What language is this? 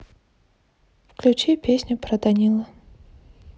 Russian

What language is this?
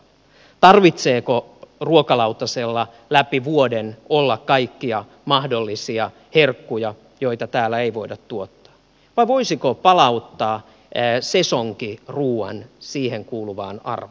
Finnish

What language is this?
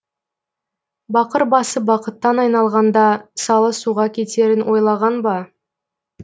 Kazakh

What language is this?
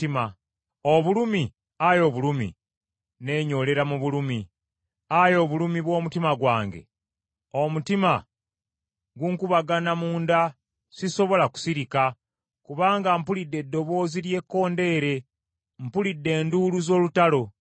Ganda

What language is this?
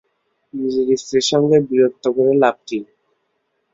Bangla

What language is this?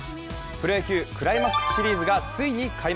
Japanese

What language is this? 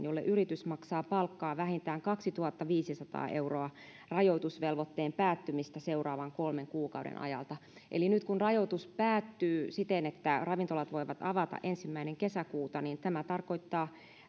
Finnish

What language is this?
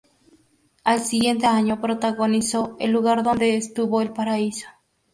Spanish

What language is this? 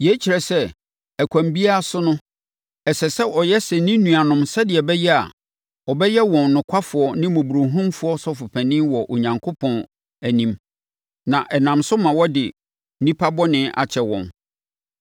Akan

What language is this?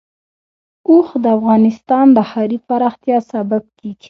Pashto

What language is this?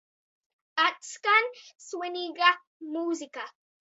Latvian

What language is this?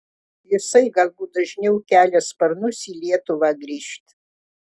Lithuanian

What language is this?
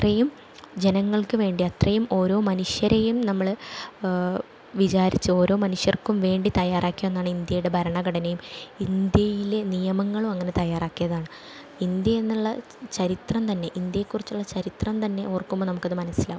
Malayalam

